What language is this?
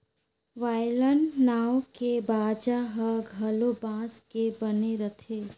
Chhattisgarhi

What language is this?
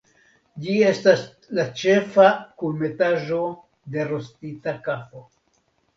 Esperanto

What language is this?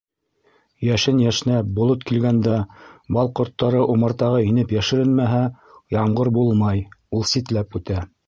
Bashkir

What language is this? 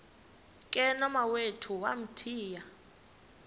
Xhosa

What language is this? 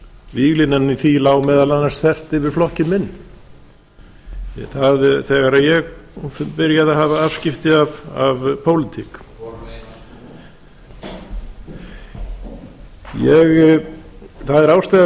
Icelandic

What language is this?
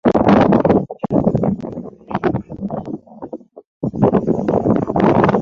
Swahili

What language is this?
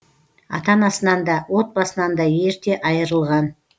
Kazakh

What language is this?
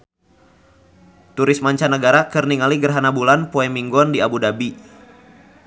Sundanese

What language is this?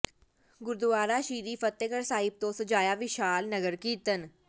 Punjabi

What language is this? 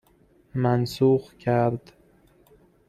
Persian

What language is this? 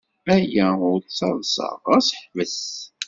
Kabyle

